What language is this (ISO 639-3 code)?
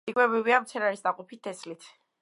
kat